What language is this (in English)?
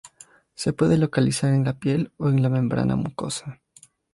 Spanish